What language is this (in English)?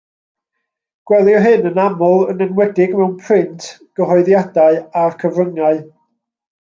Welsh